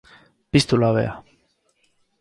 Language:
Basque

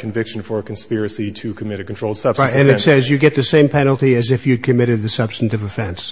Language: English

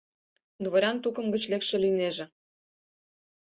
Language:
Mari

